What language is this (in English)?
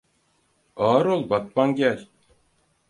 Turkish